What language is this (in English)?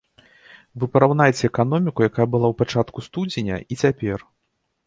Belarusian